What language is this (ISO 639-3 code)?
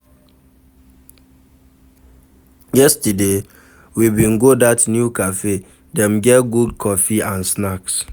pcm